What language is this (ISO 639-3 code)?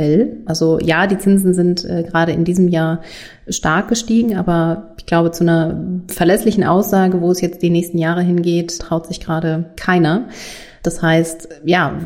deu